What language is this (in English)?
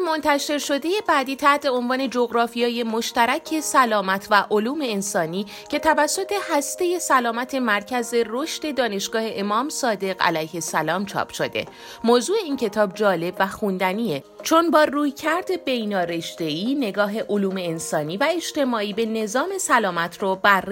Persian